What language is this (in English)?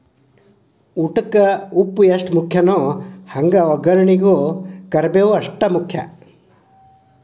Kannada